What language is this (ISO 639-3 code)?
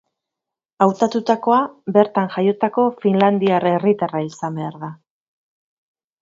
eus